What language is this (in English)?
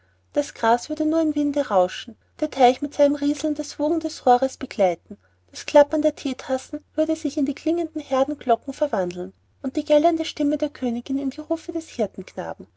German